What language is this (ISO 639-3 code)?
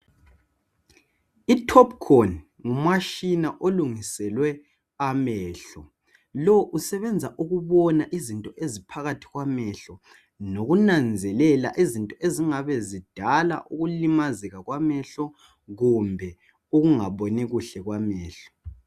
nde